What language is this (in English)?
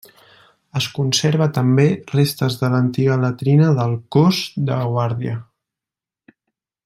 Catalan